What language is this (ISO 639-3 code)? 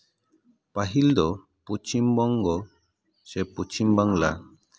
sat